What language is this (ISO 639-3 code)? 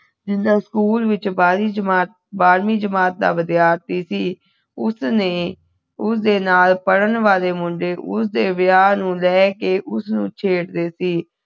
pan